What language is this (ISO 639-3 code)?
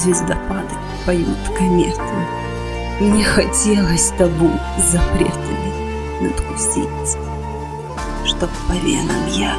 rus